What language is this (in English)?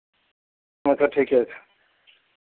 Maithili